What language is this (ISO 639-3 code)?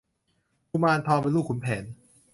tha